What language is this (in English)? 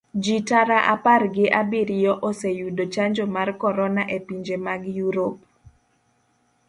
Luo (Kenya and Tanzania)